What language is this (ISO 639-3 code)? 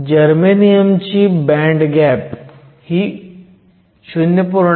mar